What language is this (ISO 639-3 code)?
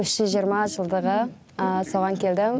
kaz